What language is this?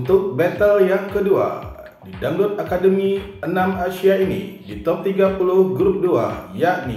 Indonesian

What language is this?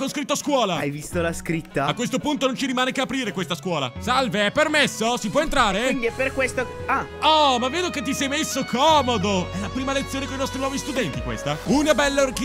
Italian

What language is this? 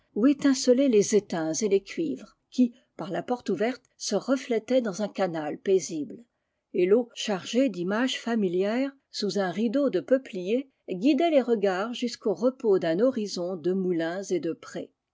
French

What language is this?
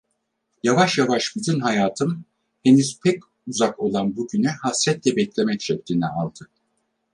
Turkish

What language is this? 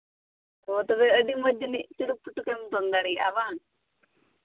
Santali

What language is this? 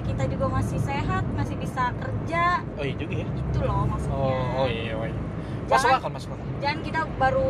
Indonesian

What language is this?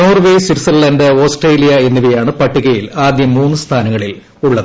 Malayalam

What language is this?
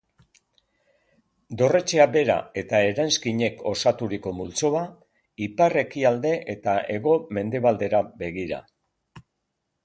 Basque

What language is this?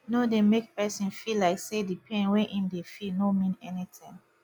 Nigerian Pidgin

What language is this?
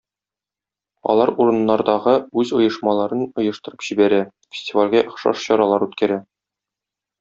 Tatar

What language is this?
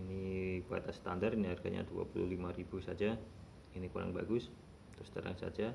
Indonesian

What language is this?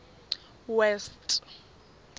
Tswana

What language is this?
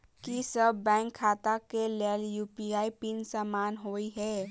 Maithili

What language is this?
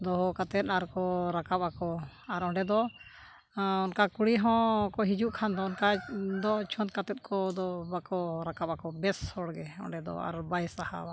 Santali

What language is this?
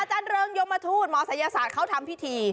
Thai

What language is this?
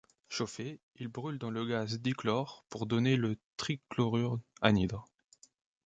French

